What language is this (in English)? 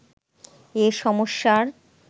Bangla